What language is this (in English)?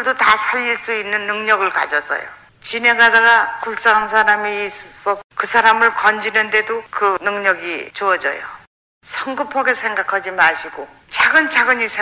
Korean